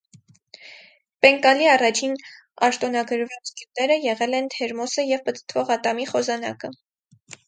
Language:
Armenian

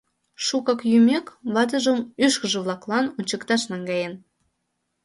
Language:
Mari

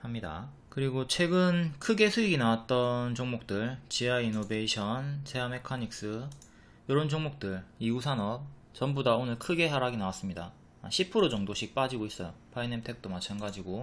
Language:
Korean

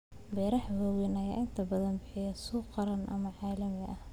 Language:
Somali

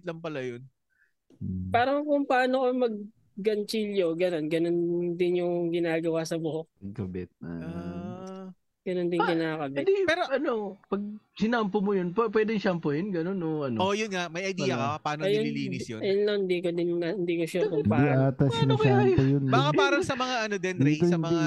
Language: Filipino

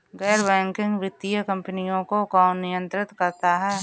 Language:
Hindi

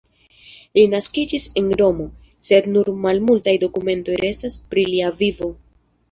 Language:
Esperanto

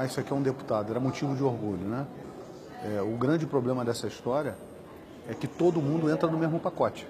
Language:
Portuguese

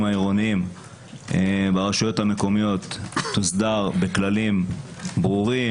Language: Hebrew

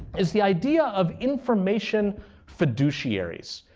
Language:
English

